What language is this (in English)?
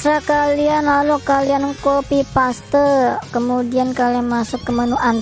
Indonesian